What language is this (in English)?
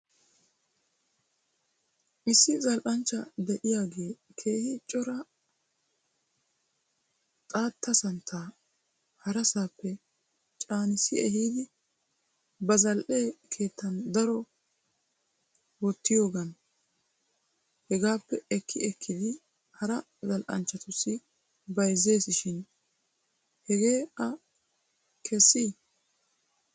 Wolaytta